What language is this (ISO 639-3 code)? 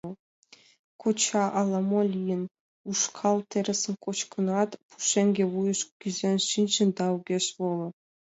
chm